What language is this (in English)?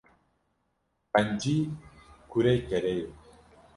Kurdish